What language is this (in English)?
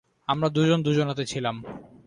Bangla